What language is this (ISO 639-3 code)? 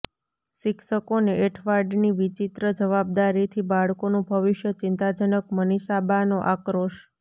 guj